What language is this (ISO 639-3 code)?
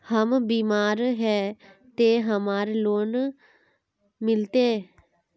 mag